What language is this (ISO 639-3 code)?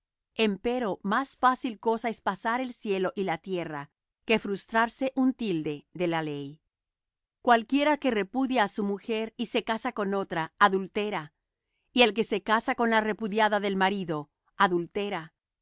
spa